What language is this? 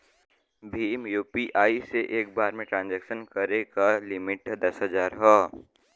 Bhojpuri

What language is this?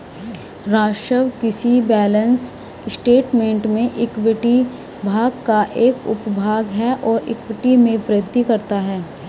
Hindi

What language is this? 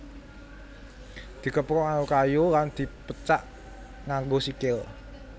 Javanese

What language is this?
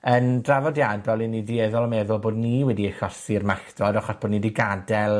Welsh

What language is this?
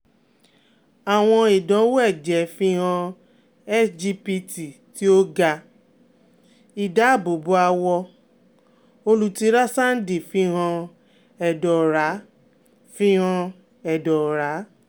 Yoruba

